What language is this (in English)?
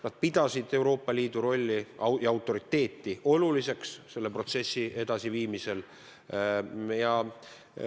Estonian